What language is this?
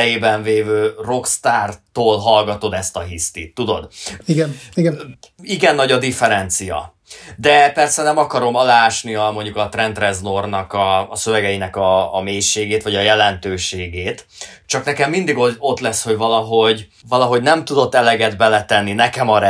Hungarian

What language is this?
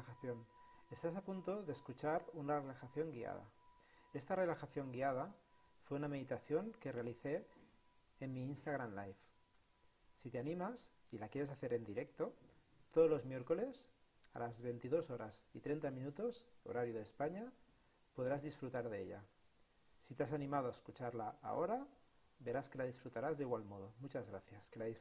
Spanish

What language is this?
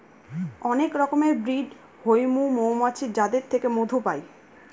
Bangla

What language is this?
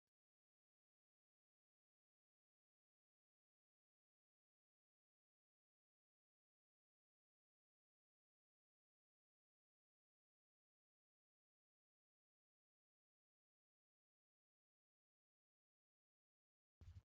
Oromo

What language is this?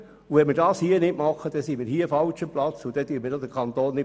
Swiss German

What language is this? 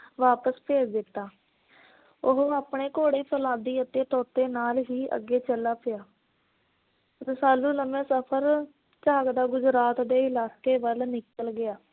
Punjabi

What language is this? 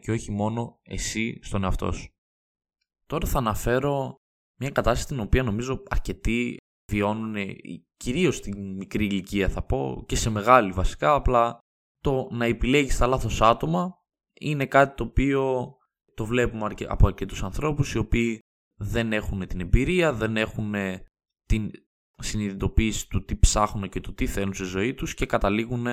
Greek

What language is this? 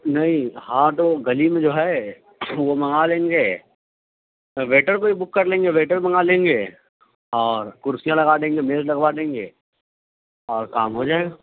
Urdu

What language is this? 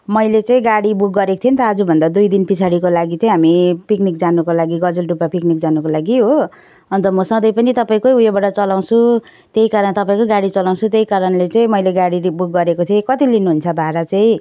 Nepali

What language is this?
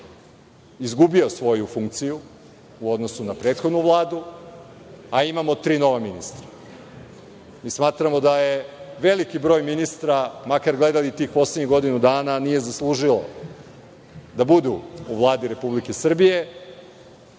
Serbian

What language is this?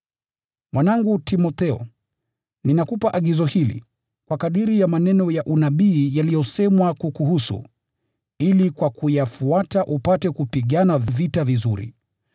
Swahili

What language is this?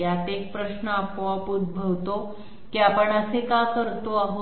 Marathi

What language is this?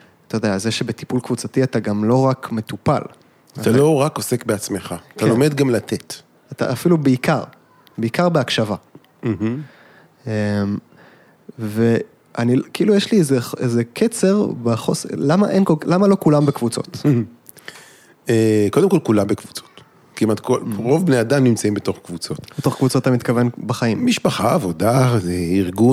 Hebrew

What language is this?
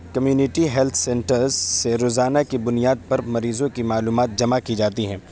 Urdu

